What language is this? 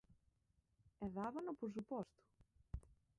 Galician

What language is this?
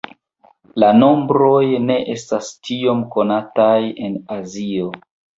Esperanto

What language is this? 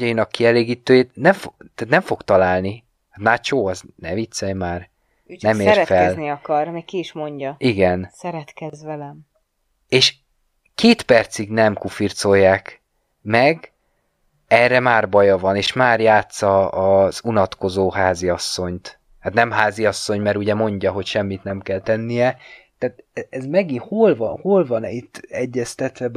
Hungarian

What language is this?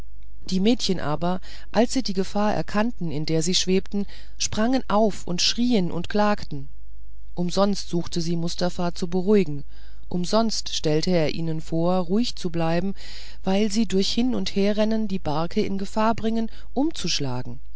German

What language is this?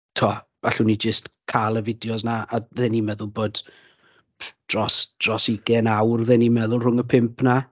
Welsh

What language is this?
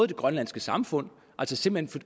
Danish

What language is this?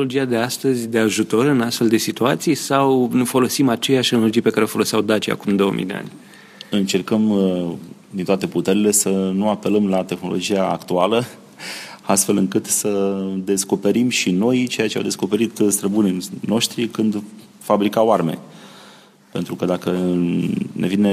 Romanian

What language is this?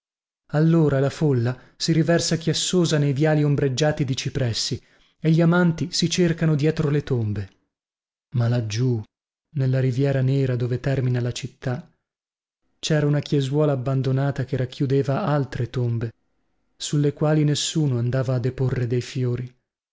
Italian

